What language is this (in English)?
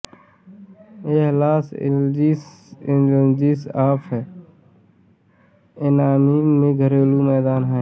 Hindi